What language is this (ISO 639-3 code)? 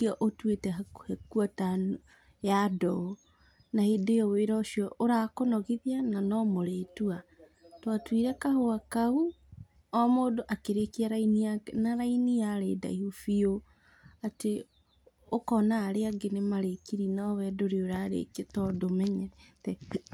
kik